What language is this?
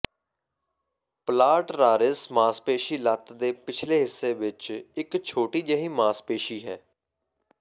Punjabi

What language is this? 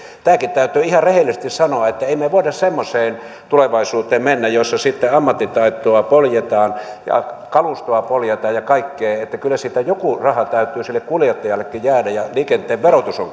Finnish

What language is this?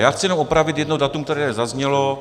Czech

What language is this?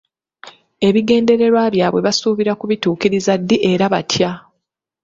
Ganda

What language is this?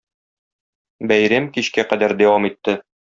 Tatar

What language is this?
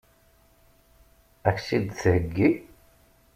Kabyle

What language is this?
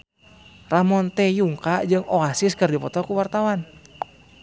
Sundanese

